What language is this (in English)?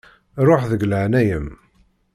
Kabyle